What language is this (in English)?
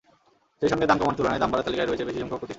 Bangla